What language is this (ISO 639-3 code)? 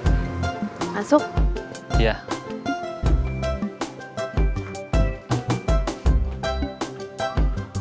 ind